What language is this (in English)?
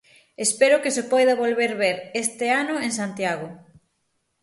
Galician